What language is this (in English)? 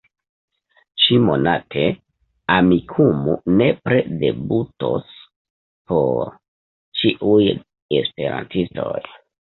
Esperanto